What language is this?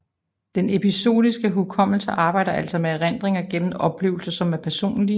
Danish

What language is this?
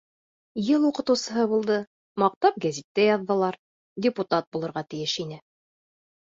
Bashkir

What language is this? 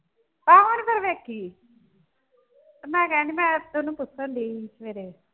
Punjabi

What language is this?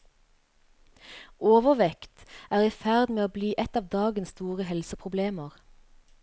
Norwegian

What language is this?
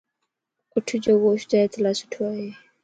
Lasi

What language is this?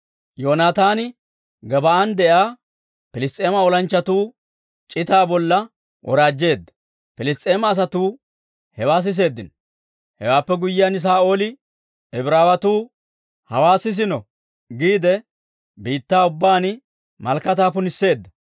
Dawro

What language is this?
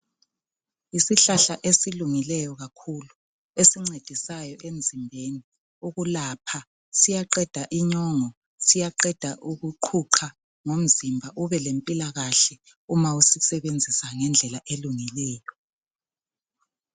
North Ndebele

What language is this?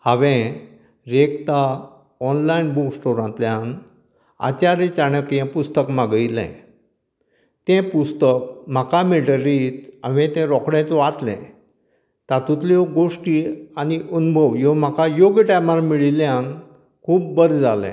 Konkani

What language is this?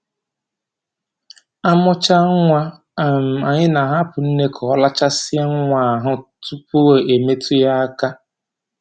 Igbo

